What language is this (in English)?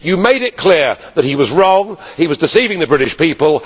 English